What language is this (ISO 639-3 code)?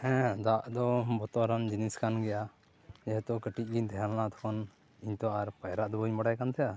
sat